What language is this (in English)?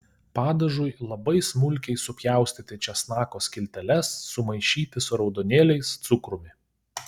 Lithuanian